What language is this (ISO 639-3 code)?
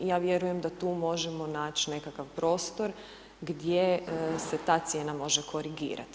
hrv